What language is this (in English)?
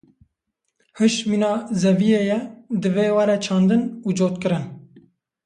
Kurdish